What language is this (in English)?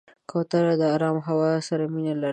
Pashto